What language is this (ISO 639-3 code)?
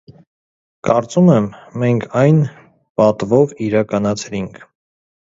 hye